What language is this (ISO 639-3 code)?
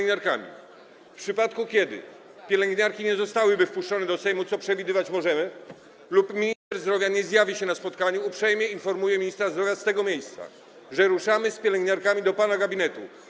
pol